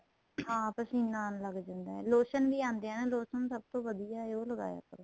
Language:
Punjabi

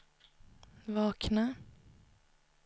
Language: Swedish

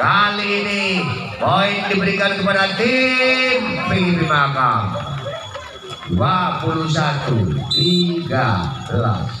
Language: Indonesian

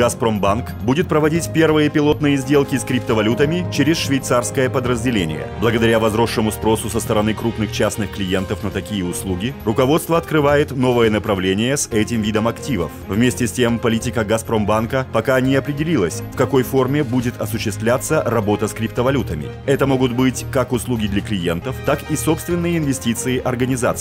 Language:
Russian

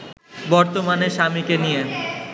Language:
Bangla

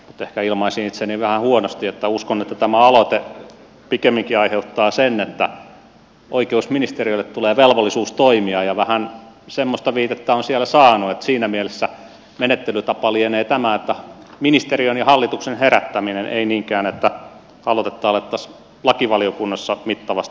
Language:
Finnish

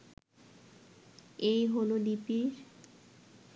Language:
Bangla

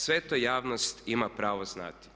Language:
Croatian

